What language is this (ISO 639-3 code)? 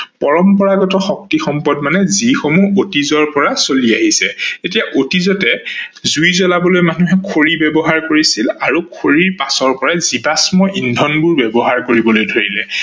asm